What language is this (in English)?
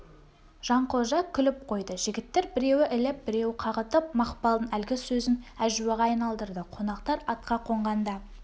Kazakh